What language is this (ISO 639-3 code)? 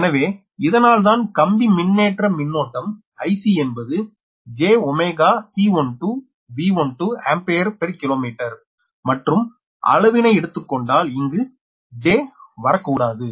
tam